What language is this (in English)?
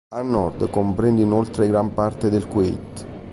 Italian